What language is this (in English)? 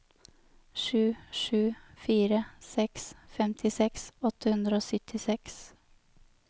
Norwegian